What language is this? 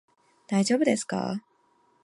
Japanese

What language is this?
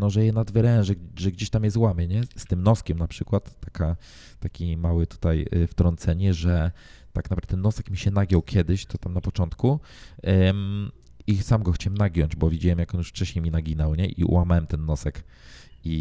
Polish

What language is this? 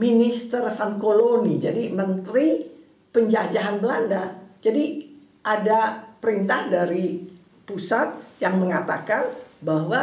Indonesian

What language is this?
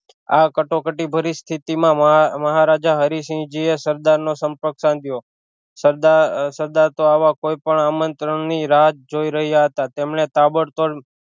Gujarati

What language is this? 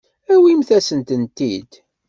Kabyle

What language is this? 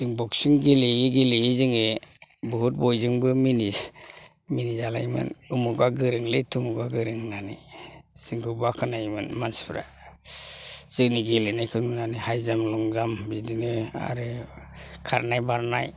Bodo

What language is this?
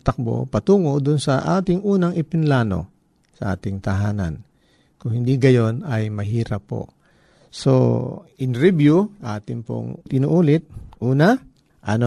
Filipino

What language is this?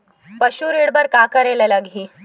Chhattisgarhi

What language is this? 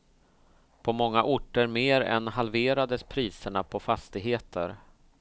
Swedish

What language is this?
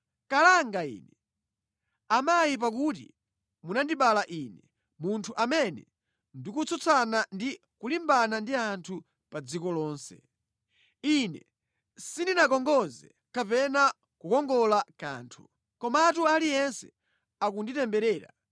Nyanja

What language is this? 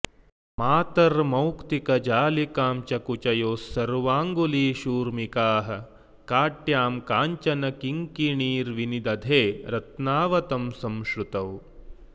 Sanskrit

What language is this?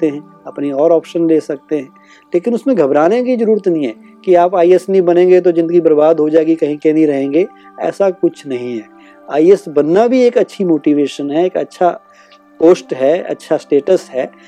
Hindi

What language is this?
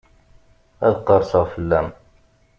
Kabyle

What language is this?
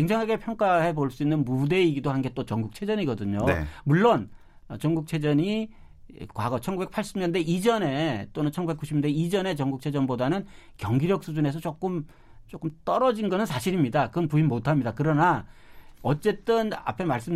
Korean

